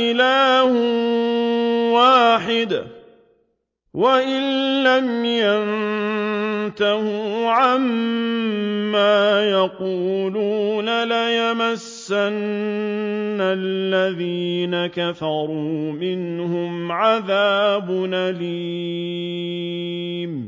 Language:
Arabic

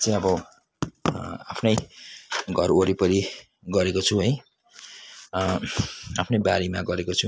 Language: Nepali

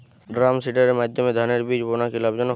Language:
Bangla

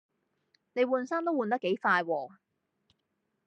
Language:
Cantonese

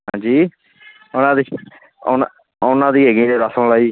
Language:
Punjabi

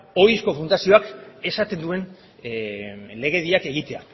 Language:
Basque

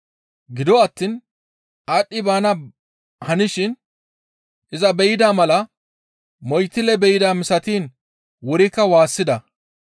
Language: Gamo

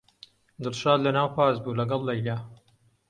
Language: Central Kurdish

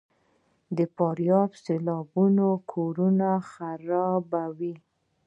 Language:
Pashto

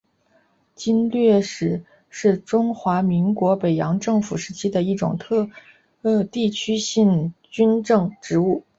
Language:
Chinese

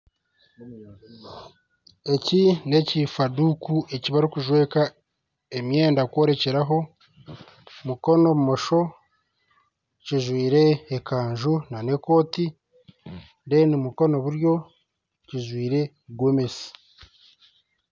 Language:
Nyankole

